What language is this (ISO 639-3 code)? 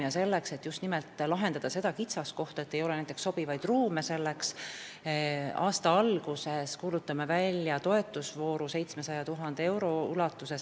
est